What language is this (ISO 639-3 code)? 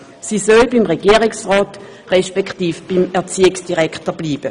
gsw